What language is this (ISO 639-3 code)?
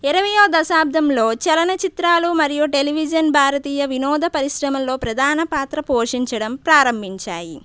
tel